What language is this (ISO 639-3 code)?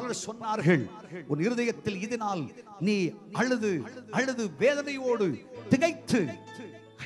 ara